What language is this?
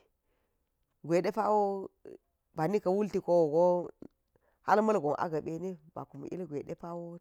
Geji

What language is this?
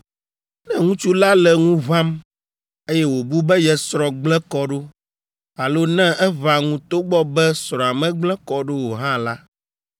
Ewe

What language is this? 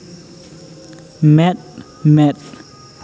Santali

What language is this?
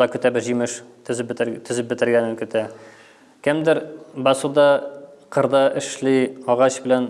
Turkish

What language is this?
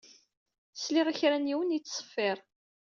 Kabyle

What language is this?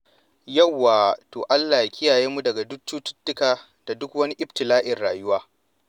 Hausa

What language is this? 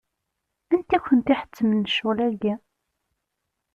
Kabyle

